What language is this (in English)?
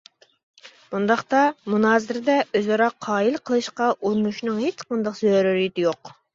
Uyghur